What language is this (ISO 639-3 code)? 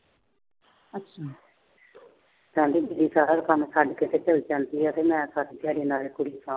pan